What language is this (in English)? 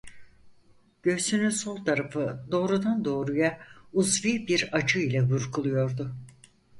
Turkish